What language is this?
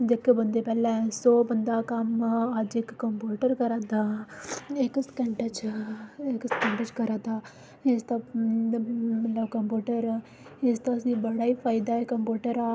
Dogri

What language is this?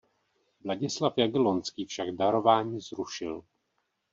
Czech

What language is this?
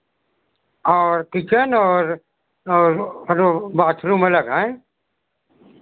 Hindi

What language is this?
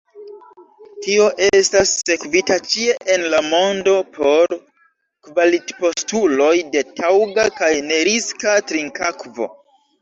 Esperanto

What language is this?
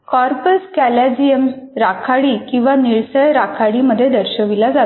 Marathi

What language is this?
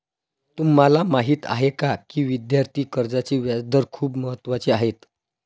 Marathi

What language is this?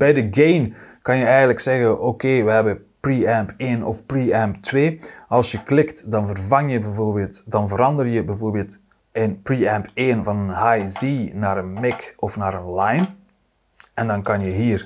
Dutch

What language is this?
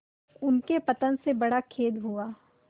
Hindi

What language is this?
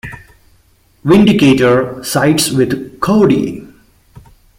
English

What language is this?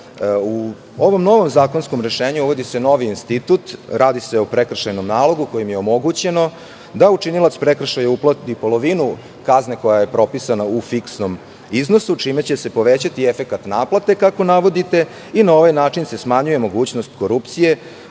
Serbian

